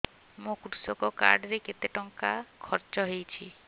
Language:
Odia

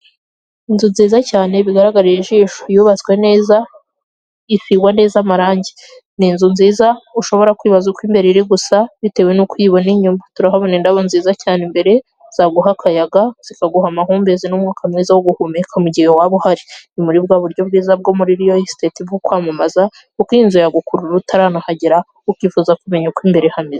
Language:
Kinyarwanda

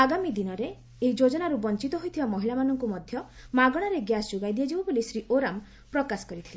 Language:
Odia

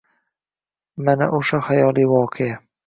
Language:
Uzbek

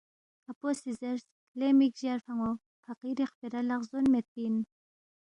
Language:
Balti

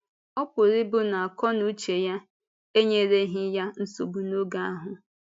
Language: Igbo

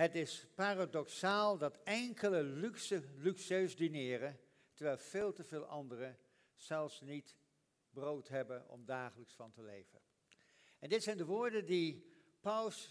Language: Dutch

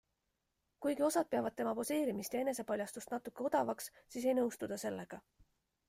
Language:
Estonian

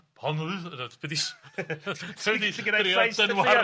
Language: Welsh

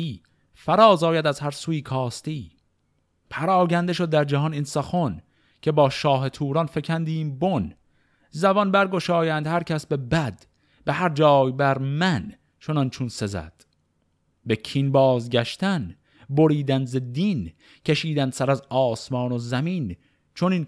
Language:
Persian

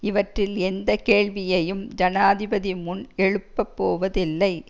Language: Tamil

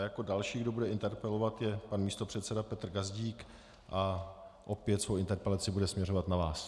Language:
Czech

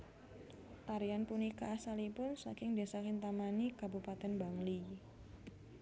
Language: Javanese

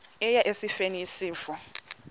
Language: Xhosa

